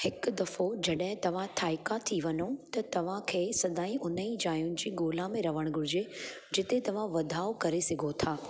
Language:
Sindhi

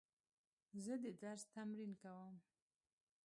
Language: Pashto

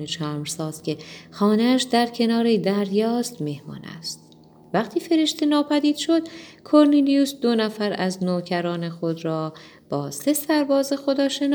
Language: Persian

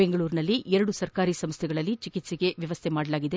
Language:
Kannada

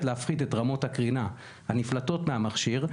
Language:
Hebrew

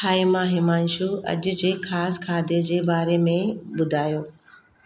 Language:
Sindhi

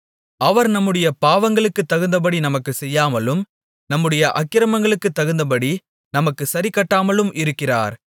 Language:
Tamil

